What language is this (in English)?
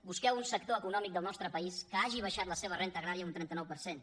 Catalan